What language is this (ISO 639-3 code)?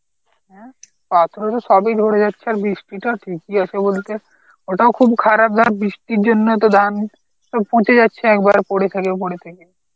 ben